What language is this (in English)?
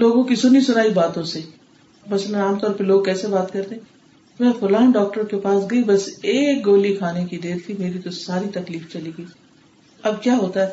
Urdu